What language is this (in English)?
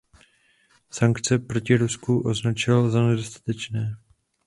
Czech